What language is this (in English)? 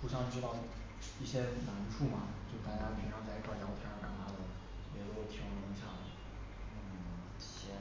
Chinese